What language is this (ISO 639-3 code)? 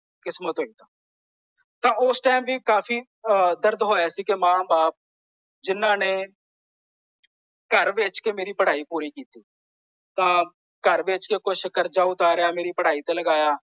pan